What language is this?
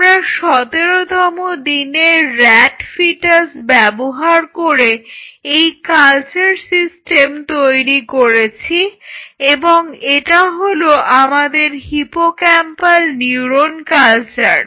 Bangla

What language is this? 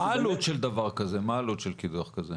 Hebrew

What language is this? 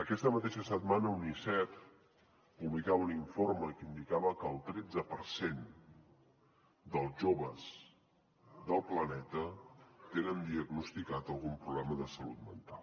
Catalan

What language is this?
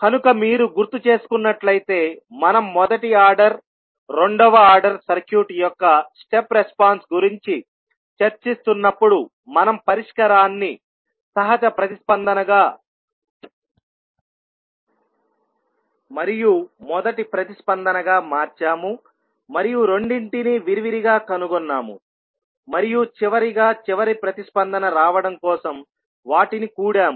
Telugu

